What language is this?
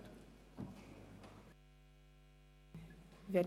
Swiss German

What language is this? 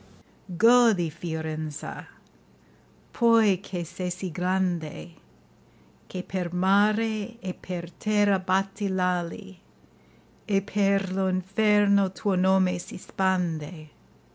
Italian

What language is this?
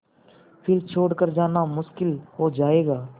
Hindi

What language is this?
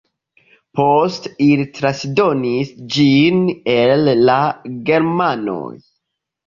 Esperanto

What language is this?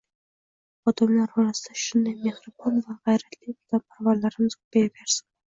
Uzbek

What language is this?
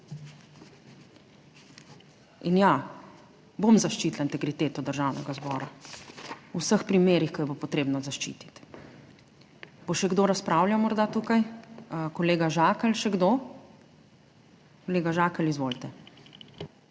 Slovenian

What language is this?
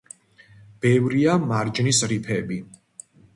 Georgian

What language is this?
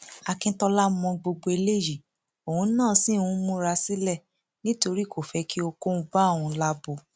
Yoruba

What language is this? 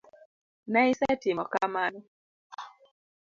Luo (Kenya and Tanzania)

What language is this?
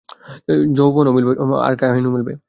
Bangla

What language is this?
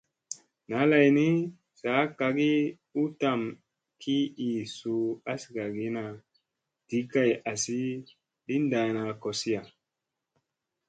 Musey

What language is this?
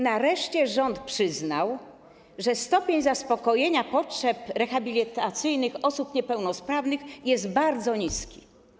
Polish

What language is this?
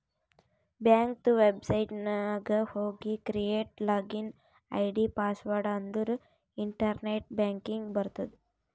Kannada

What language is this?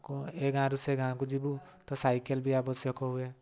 Odia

